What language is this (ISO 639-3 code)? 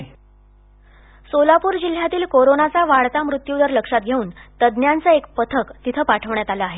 mar